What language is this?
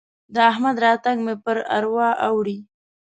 Pashto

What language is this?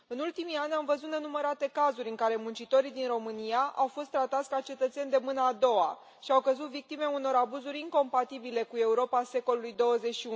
Romanian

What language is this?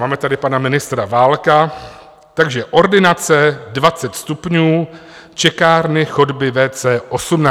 Czech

